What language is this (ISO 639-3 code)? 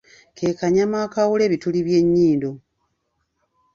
lug